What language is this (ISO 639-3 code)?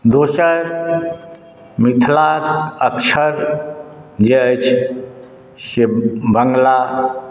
mai